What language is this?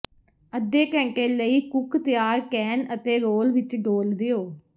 Punjabi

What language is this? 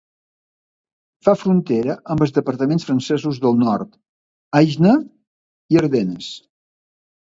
Catalan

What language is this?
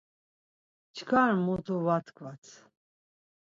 Laz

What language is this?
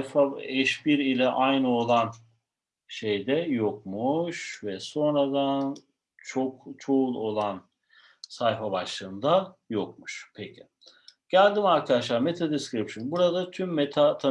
Turkish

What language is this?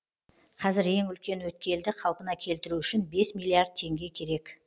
Kazakh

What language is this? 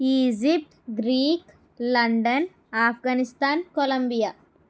Telugu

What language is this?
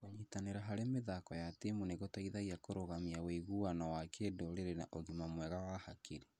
Kikuyu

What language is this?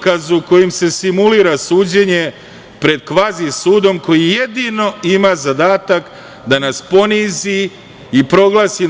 Serbian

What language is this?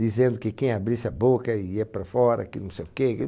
Portuguese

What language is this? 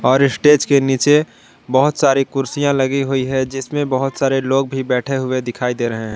Hindi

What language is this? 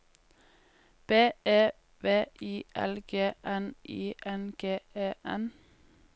Norwegian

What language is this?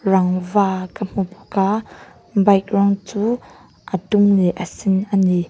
Mizo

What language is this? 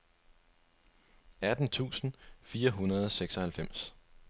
Danish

